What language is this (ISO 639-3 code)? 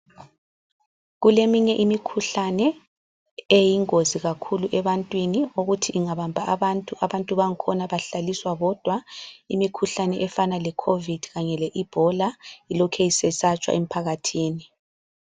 nde